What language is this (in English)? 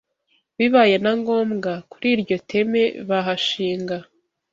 Kinyarwanda